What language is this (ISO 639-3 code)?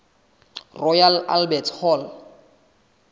sot